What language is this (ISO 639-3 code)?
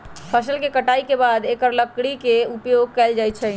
mag